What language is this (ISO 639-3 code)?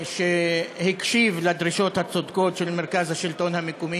heb